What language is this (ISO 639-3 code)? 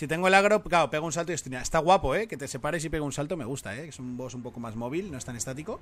spa